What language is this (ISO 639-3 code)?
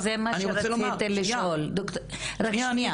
heb